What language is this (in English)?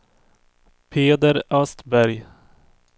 Swedish